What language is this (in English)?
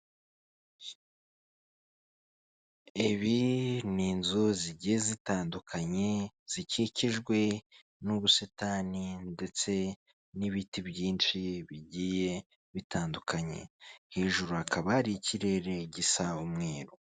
Kinyarwanda